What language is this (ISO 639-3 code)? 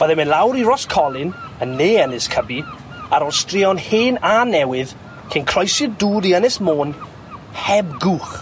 cym